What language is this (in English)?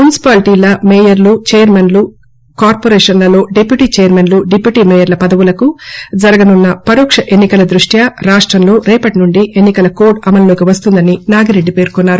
Telugu